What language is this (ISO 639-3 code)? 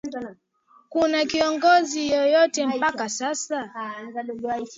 swa